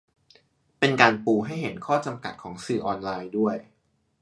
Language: Thai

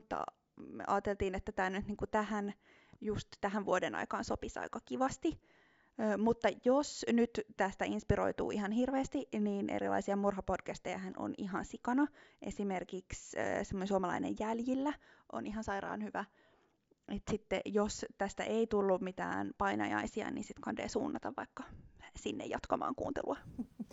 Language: Finnish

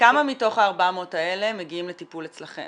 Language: Hebrew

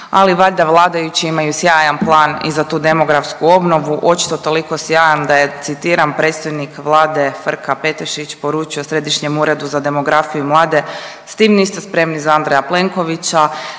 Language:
Croatian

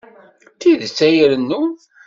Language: Kabyle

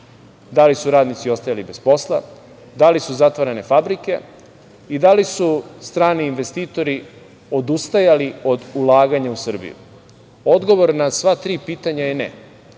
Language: Serbian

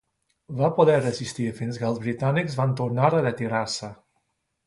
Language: Catalan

